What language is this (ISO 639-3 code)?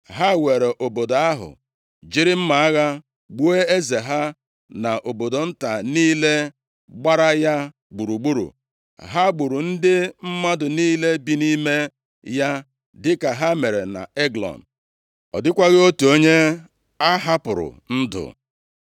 ibo